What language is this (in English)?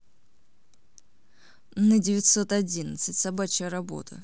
Russian